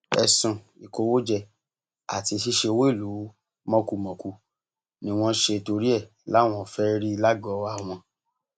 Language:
Yoruba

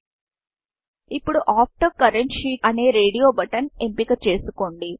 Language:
Telugu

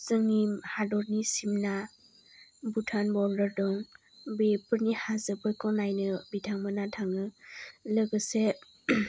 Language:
Bodo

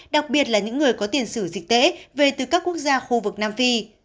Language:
Vietnamese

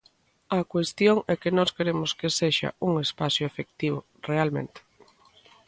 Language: Galician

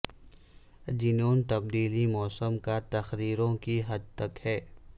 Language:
Urdu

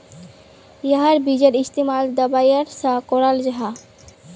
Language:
Magahi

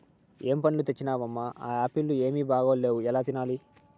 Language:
Telugu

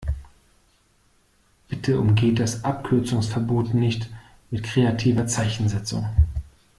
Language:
German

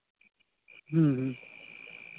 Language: Santali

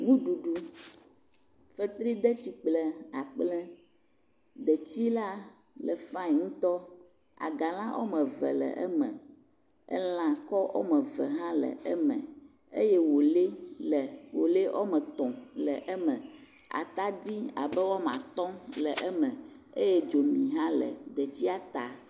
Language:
Ewe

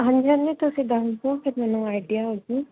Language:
Punjabi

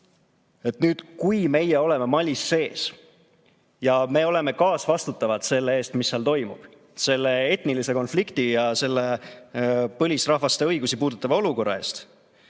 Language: Estonian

